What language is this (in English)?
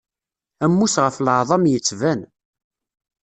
Kabyle